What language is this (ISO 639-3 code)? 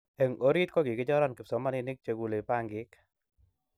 kln